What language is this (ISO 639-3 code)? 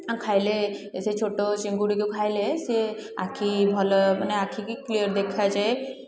ori